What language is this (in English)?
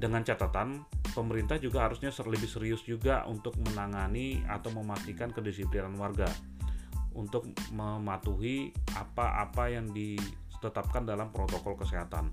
Indonesian